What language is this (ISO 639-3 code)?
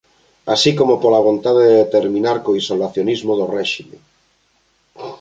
glg